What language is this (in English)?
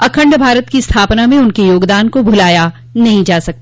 Hindi